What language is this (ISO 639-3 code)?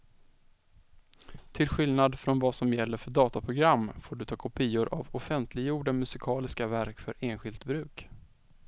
swe